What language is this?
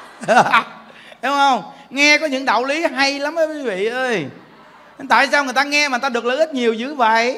Vietnamese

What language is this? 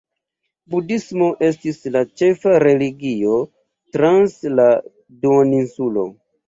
Esperanto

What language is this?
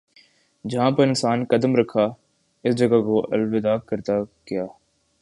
Urdu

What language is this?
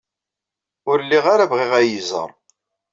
Kabyle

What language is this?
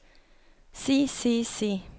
Norwegian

